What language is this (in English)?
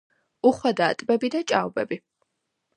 Georgian